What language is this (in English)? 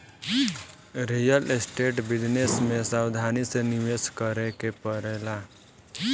Bhojpuri